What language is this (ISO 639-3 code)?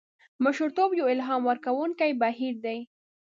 pus